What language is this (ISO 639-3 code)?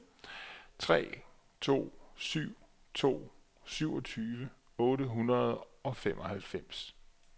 dan